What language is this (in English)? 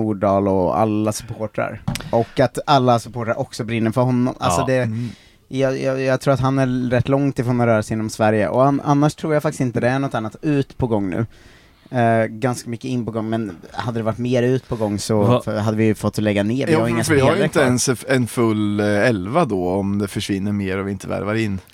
Swedish